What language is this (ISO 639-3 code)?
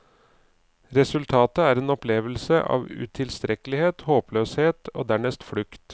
nor